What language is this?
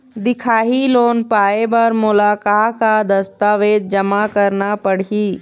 Chhattisgarhi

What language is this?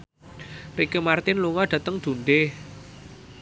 Javanese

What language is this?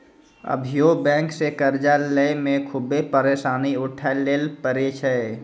Maithili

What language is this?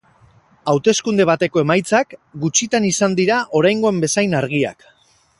Basque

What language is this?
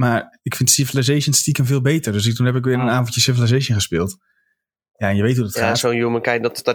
Dutch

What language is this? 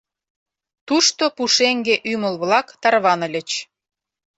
Mari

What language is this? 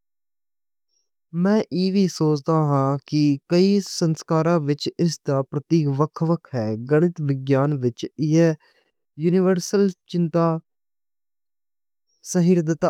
Western Panjabi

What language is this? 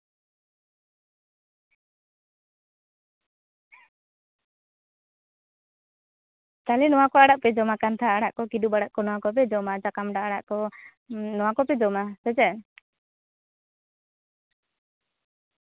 Santali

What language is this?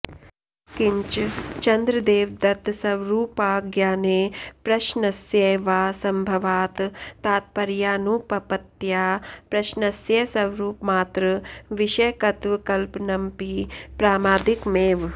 Sanskrit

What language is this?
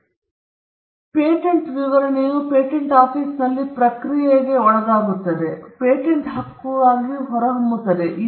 Kannada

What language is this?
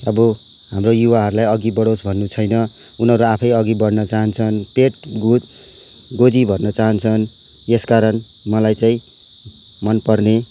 Nepali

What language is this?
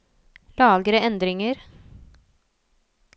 Norwegian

